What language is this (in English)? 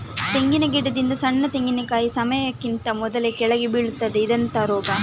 Kannada